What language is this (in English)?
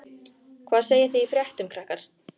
Icelandic